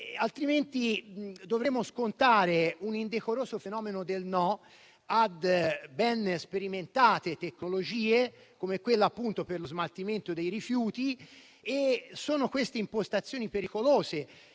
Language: Italian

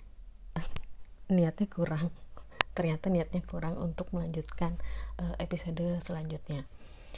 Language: Indonesian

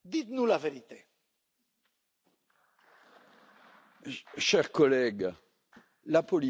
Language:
French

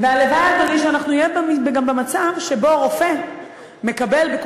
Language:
Hebrew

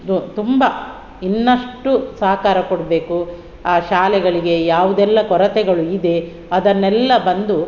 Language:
Kannada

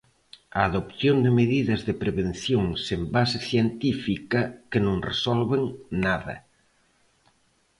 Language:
Galician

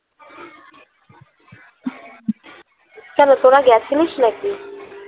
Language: Bangla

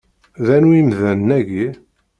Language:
Kabyle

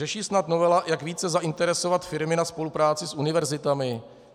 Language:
Czech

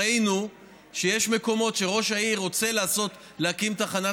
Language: Hebrew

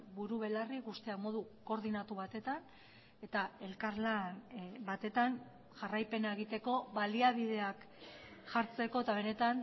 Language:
Basque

